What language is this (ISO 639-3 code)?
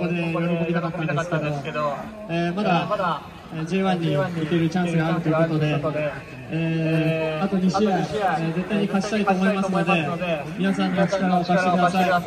jpn